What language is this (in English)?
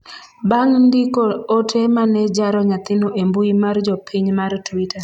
Luo (Kenya and Tanzania)